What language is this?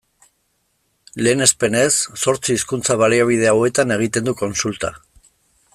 Basque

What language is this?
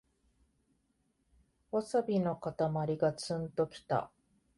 Japanese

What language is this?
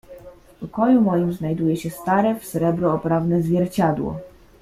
Polish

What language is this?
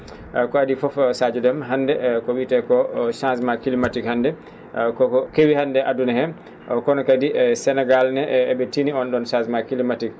Fula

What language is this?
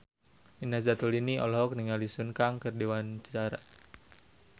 Sundanese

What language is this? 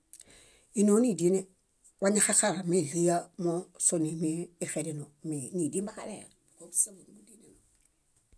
Bayot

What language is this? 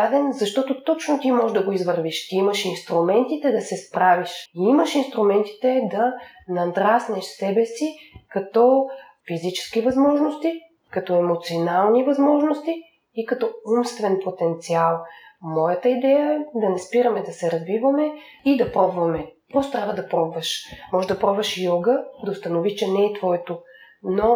Bulgarian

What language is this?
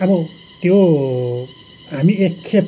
Nepali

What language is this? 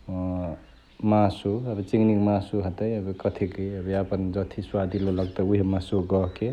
Chitwania Tharu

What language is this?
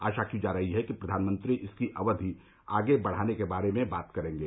Hindi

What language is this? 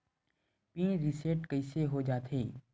Chhattisgarhi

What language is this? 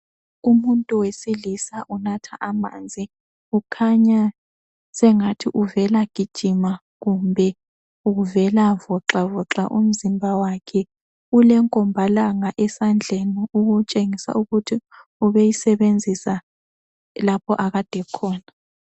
North Ndebele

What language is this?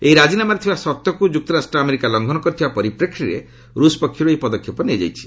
Odia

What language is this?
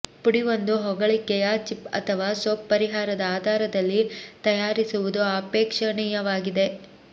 Kannada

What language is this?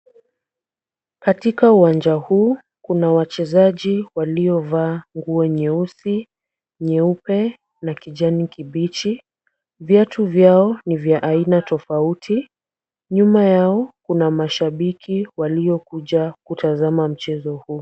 Swahili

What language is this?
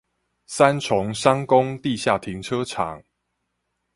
Chinese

